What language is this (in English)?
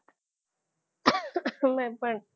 Gujarati